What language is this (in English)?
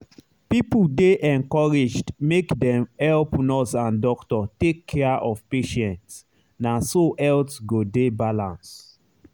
Nigerian Pidgin